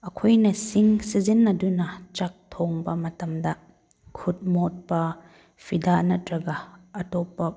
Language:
Manipuri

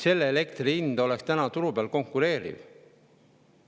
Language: Estonian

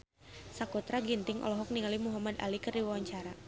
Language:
Sundanese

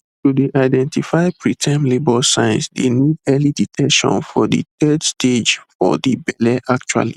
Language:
Nigerian Pidgin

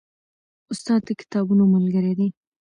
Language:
Pashto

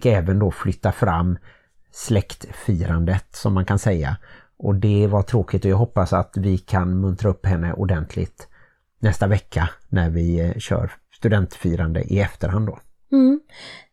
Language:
Swedish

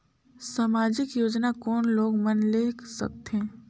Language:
Chhattisgarhi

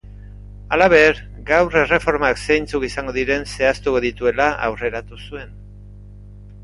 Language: Basque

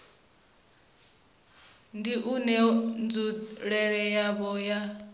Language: Venda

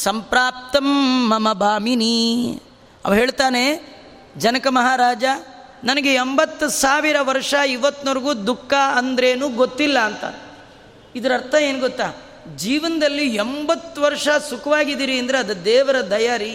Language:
Kannada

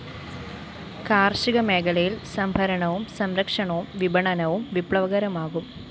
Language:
Malayalam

